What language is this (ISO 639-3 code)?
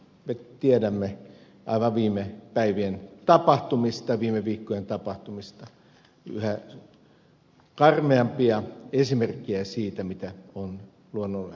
fin